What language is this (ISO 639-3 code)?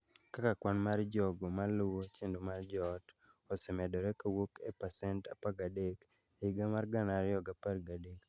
luo